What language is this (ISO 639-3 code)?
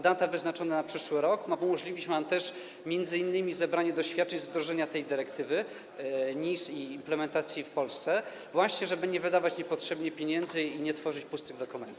pol